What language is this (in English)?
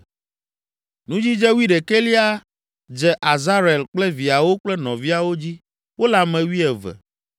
Ewe